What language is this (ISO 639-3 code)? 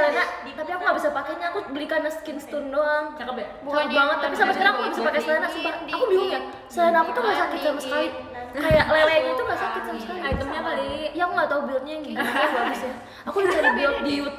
ind